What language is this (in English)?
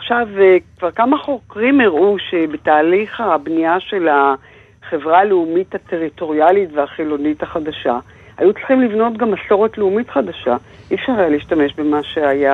Hebrew